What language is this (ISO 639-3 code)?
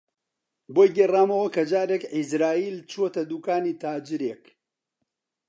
ckb